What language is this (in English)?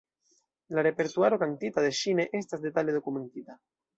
Esperanto